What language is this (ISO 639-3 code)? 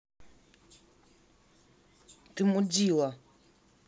rus